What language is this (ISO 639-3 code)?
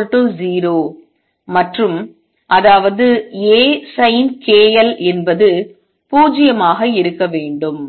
tam